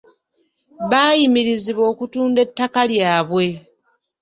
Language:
Ganda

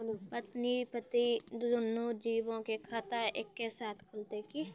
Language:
Maithili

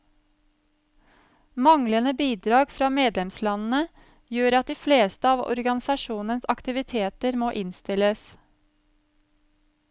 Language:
Norwegian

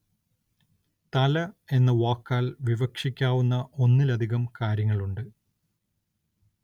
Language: Malayalam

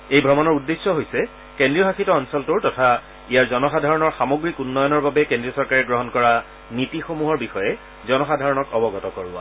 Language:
Assamese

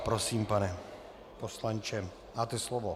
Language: Czech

